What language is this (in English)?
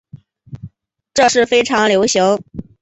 Chinese